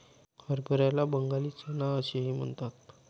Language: Marathi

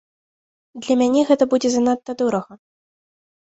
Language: Belarusian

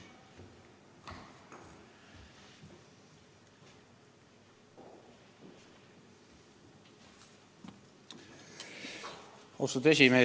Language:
Estonian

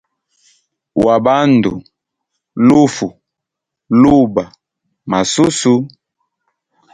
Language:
Hemba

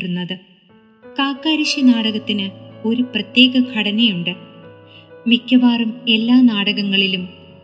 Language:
Malayalam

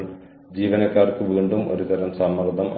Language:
Malayalam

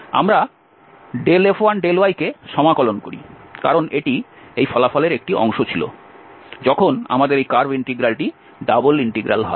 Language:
Bangla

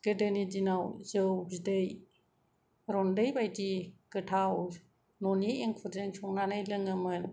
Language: Bodo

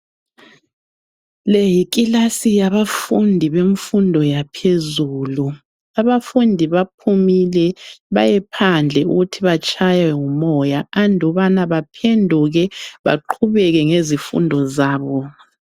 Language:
North Ndebele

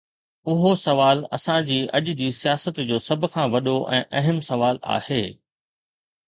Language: Sindhi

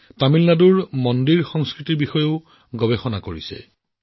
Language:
Assamese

